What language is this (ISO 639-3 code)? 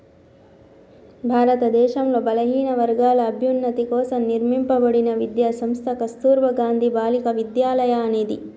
tel